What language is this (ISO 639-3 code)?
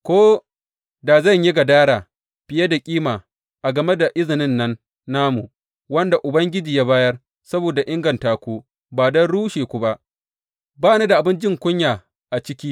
hau